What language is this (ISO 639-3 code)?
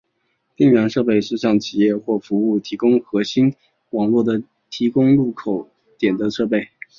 zho